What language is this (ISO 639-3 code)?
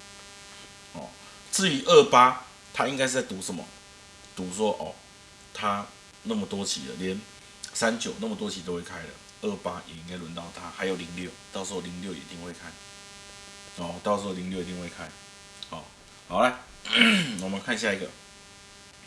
zho